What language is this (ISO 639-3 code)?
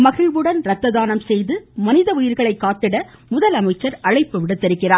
tam